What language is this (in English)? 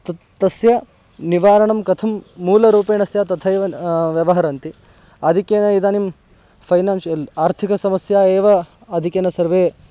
Sanskrit